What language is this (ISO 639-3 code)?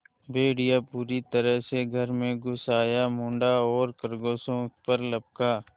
hin